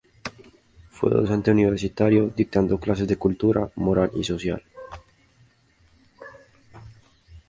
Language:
Spanish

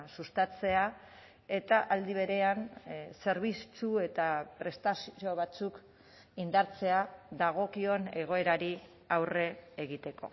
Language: Basque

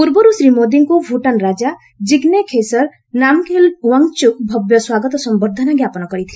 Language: Odia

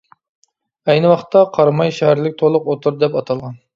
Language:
Uyghur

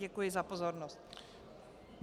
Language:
Czech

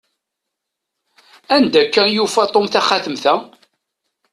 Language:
Kabyle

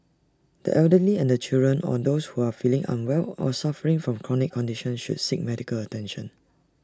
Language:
English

